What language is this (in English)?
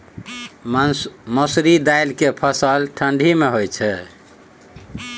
Maithili